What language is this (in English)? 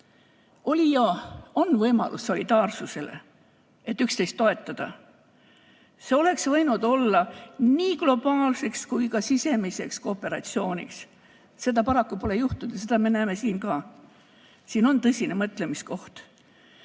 Estonian